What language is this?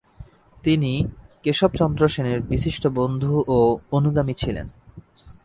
Bangla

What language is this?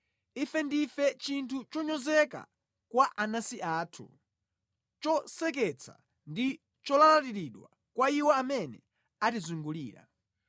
Nyanja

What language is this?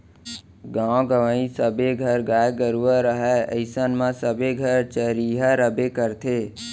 Chhattisgarhi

